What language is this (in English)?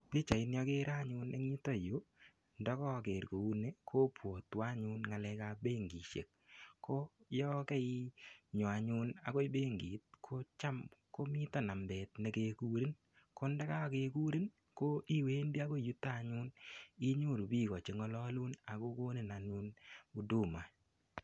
Kalenjin